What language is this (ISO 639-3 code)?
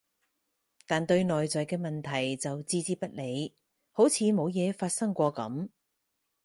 yue